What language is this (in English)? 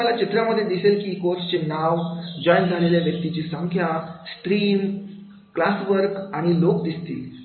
Marathi